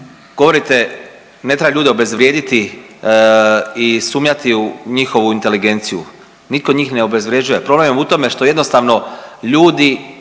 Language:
Croatian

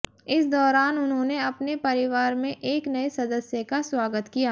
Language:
Hindi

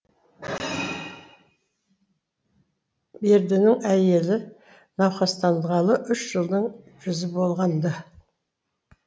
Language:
Kazakh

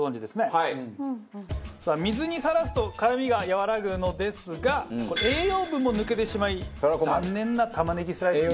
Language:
Japanese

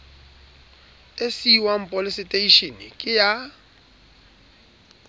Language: Southern Sotho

